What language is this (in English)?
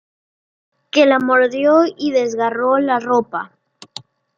Spanish